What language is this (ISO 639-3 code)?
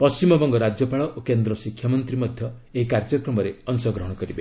ori